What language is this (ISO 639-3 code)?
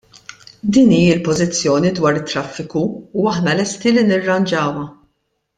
mlt